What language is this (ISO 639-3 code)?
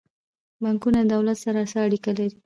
pus